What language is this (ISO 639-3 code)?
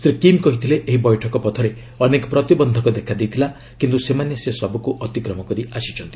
ori